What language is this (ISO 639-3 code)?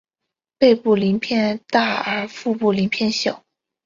zho